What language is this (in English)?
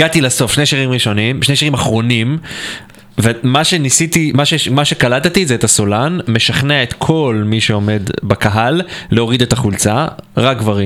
Hebrew